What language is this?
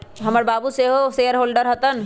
Magahi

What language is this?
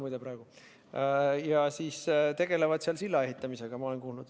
Estonian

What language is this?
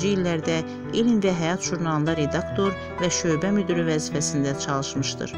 Turkish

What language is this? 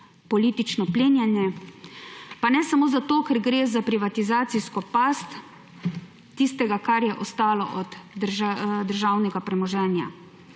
Slovenian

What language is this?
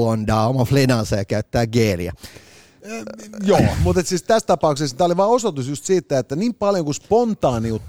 Finnish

